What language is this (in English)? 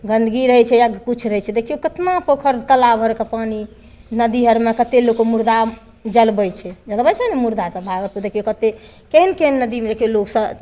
Maithili